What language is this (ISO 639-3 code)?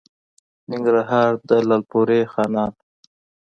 pus